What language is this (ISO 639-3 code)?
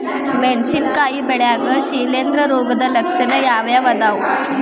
kan